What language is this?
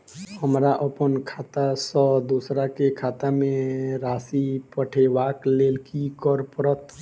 Maithili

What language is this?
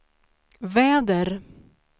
Swedish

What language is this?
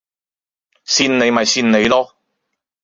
Cantonese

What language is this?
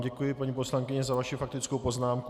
Czech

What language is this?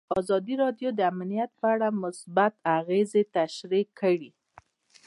Pashto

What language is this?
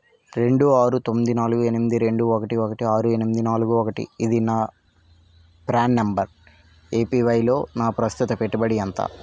Telugu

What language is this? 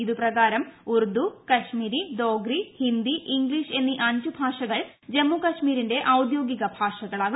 Malayalam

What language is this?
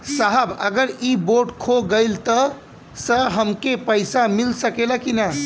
Bhojpuri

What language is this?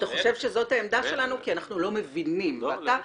Hebrew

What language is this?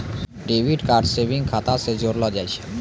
Maithili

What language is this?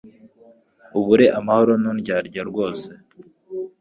Kinyarwanda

